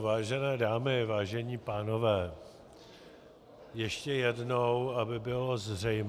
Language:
Czech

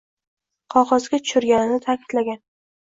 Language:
Uzbek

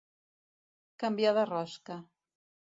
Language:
Catalan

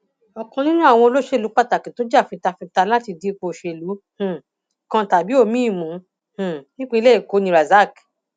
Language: Yoruba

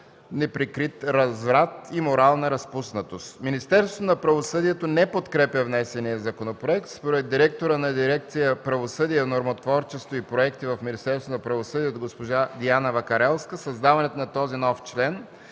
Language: Bulgarian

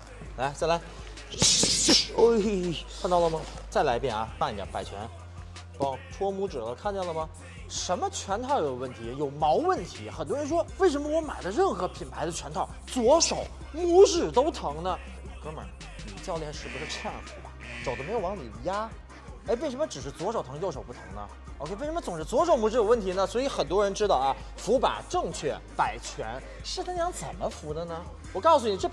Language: Chinese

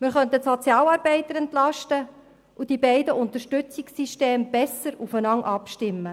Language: Swiss German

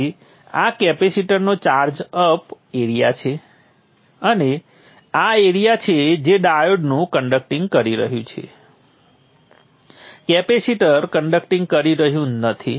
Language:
Gujarati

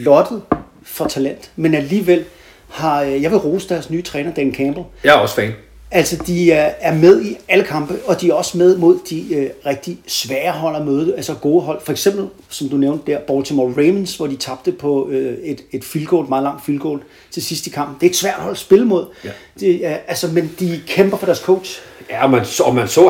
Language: Danish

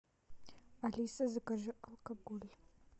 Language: Russian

